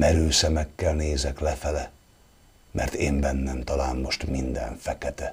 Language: Hungarian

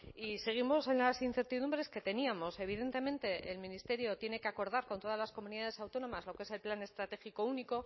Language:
Spanish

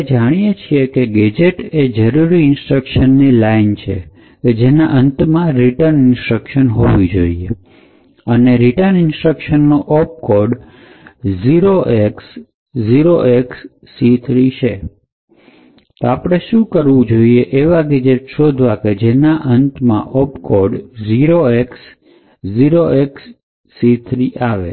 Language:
Gujarati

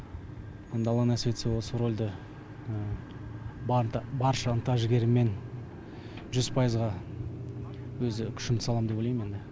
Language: Kazakh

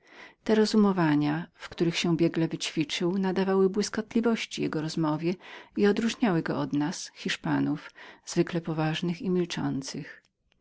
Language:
Polish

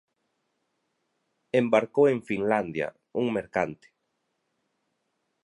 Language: Galician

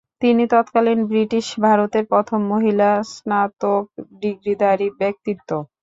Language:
Bangla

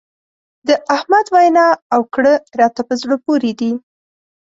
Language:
Pashto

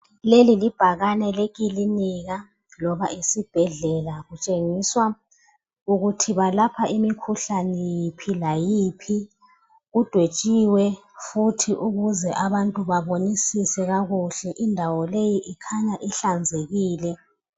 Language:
North Ndebele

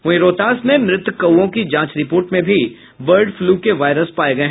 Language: Hindi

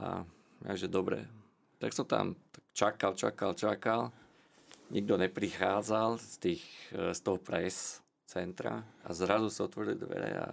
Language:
Slovak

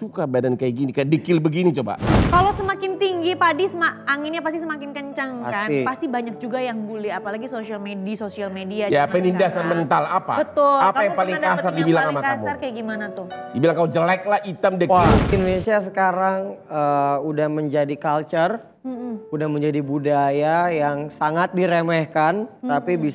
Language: Indonesian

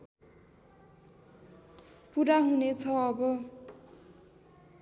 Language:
Nepali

